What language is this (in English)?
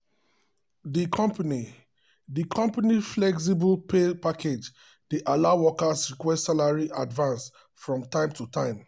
Nigerian Pidgin